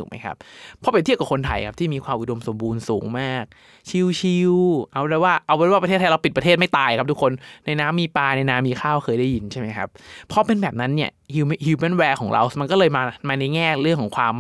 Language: Thai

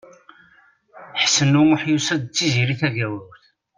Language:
Kabyle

